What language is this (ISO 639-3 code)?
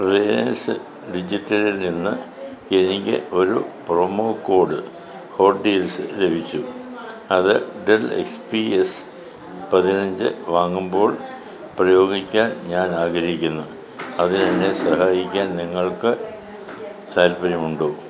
mal